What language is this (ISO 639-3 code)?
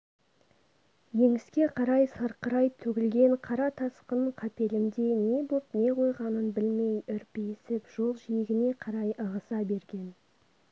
kaz